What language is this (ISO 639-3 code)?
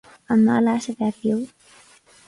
gle